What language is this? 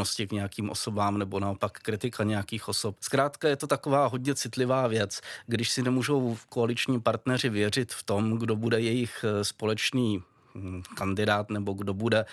Czech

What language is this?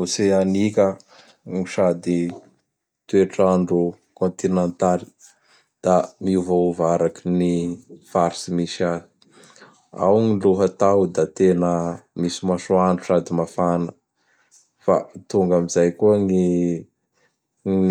Bara Malagasy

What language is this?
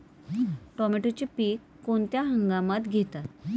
Marathi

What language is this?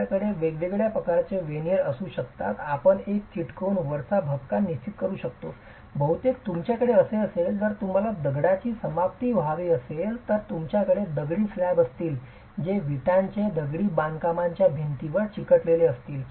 Marathi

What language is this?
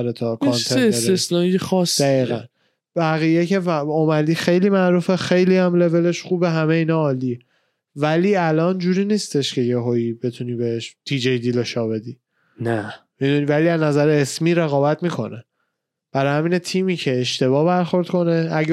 Persian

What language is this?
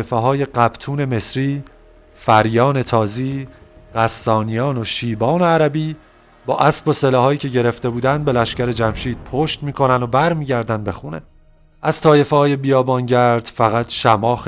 Persian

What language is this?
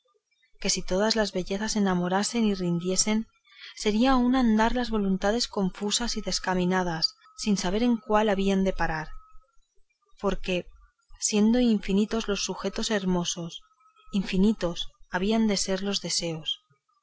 Spanish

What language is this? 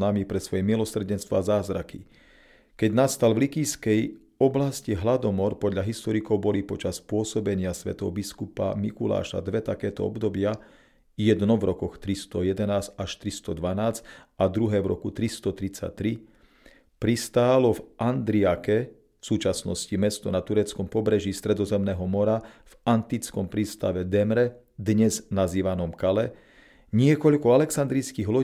Slovak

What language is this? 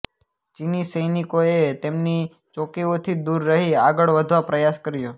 Gujarati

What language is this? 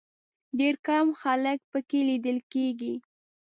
Pashto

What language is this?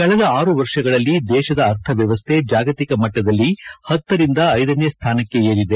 Kannada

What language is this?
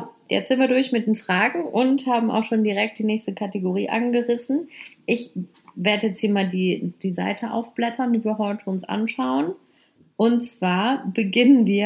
German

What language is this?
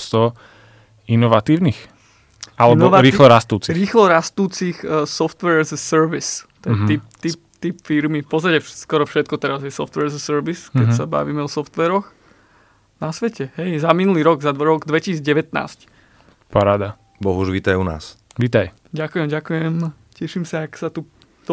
Slovak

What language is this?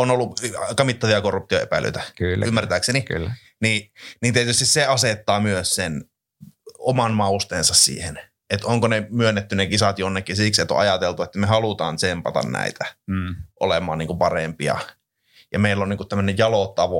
Finnish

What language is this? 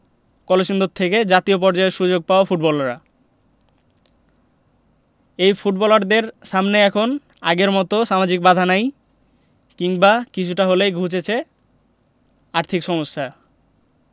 Bangla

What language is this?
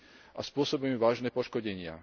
Slovak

